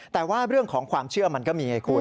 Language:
Thai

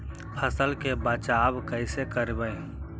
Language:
Magahi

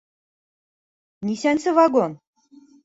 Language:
Bashkir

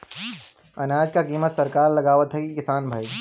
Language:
Bhojpuri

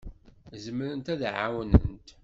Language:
Kabyle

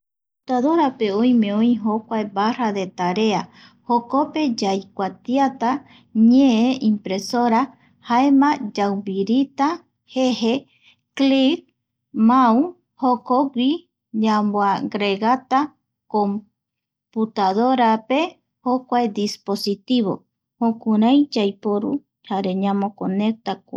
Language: Eastern Bolivian Guaraní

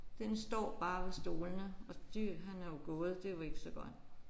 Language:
Danish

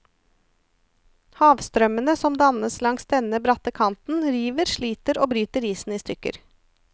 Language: Norwegian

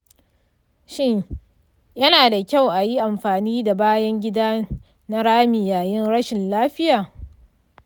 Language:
Hausa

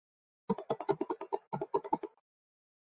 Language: Chinese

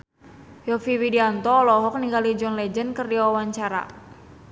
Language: Sundanese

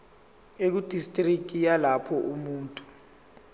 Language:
Zulu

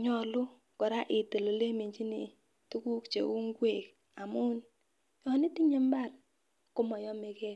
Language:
Kalenjin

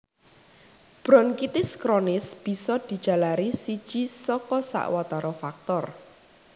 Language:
Javanese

